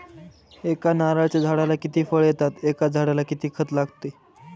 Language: Marathi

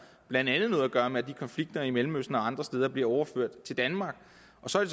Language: Danish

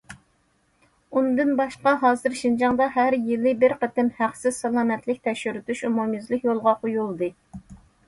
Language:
Uyghur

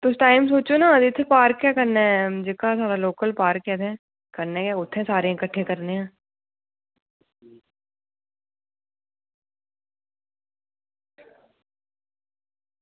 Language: Dogri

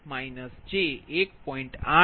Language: Gujarati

